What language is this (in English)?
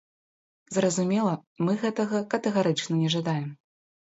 Belarusian